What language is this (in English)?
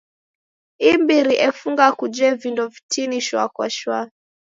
Taita